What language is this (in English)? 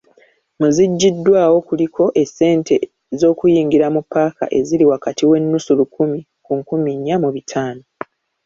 Ganda